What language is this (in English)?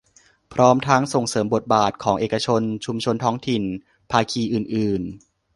Thai